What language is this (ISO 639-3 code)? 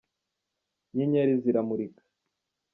kin